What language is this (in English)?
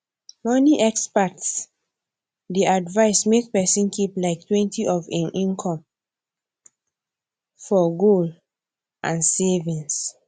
Nigerian Pidgin